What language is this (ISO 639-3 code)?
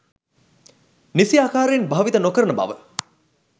sin